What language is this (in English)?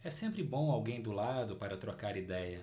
Portuguese